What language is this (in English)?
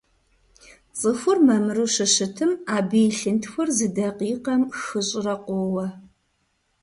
Kabardian